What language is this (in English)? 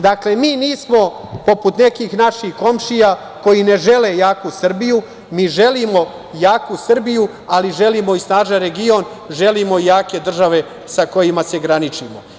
Serbian